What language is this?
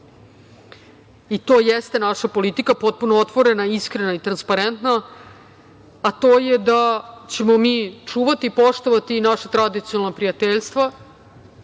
Serbian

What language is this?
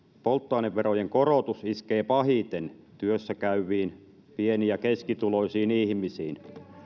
Finnish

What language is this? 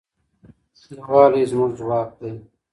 Pashto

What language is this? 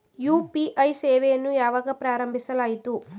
Kannada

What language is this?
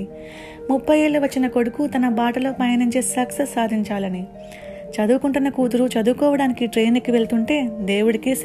Telugu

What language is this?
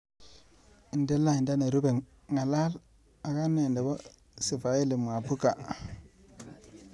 Kalenjin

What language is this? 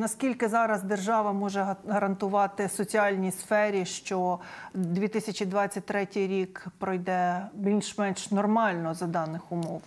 Ukrainian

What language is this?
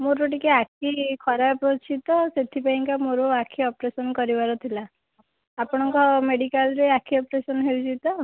Odia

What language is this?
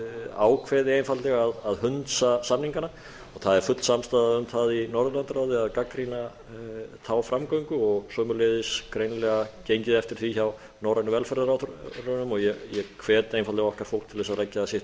Icelandic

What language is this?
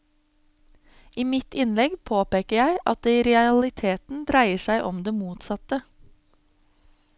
Norwegian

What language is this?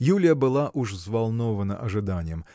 Russian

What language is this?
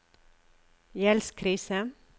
Norwegian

